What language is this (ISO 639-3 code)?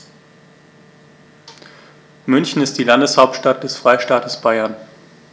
deu